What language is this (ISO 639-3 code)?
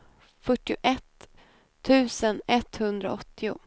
swe